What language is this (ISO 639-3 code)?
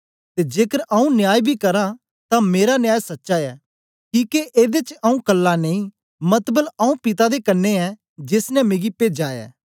doi